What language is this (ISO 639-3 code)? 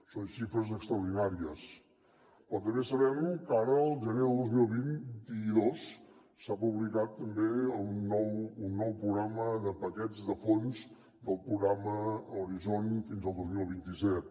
cat